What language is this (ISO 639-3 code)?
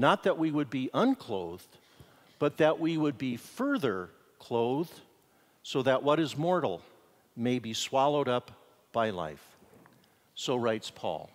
eng